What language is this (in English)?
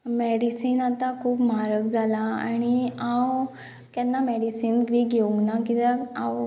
Konkani